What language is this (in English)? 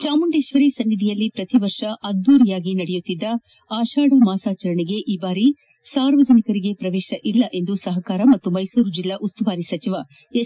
Kannada